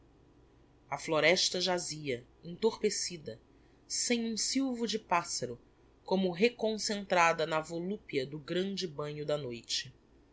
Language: Portuguese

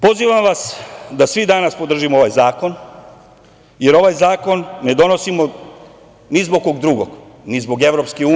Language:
Serbian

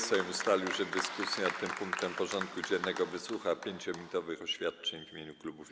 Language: Polish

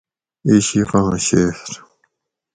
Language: Gawri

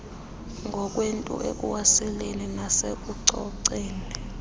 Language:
Xhosa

